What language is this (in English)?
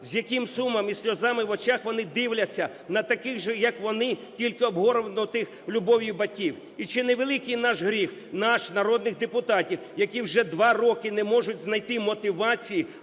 Ukrainian